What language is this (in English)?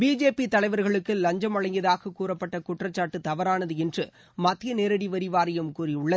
Tamil